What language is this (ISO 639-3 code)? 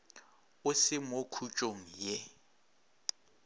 nso